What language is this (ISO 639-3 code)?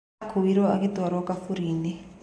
kik